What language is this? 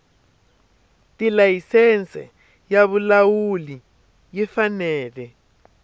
Tsonga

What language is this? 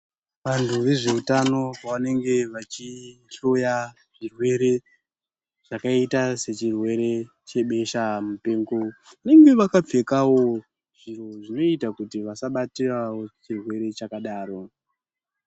Ndau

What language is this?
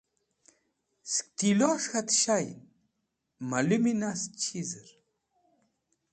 Wakhi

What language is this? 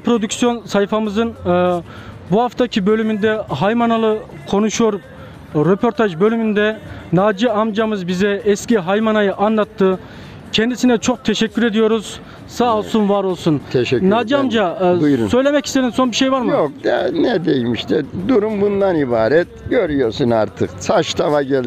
Turkish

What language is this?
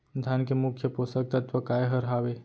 Chhattisgarhi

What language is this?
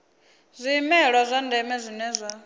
Venda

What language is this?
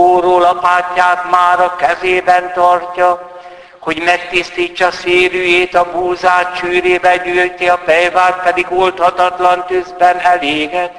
Hungarian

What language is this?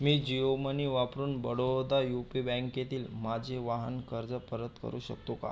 Marathi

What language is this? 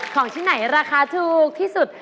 Thai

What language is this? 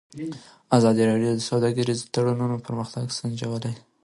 Pashto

